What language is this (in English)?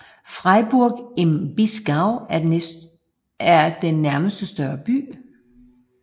Danish